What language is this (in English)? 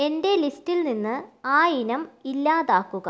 Malayalam